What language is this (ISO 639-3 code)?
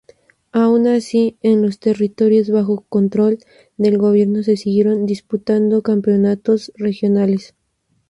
spa